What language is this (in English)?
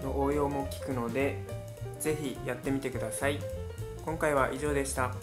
Japanese